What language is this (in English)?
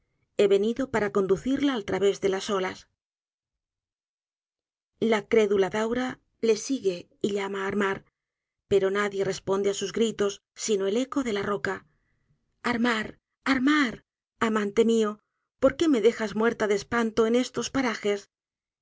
Spanish